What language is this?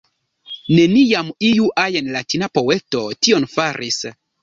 Esperanto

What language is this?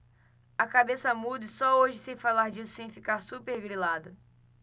Portuguese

